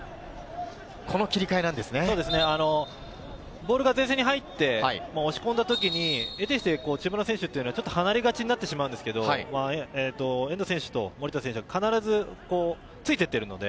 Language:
Japanese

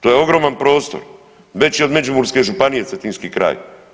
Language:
Croatian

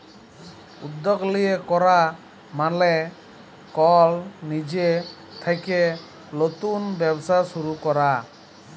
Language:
Bangla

